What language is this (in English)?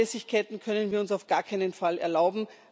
German